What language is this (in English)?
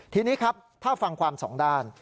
Thai